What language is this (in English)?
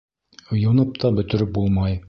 Bashkir